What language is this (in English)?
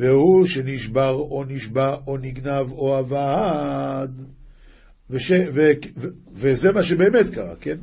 Hebrew